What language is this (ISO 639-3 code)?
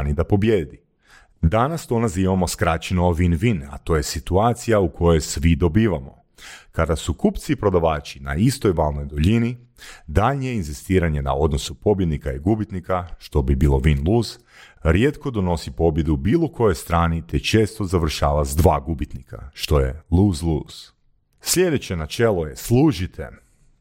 hrv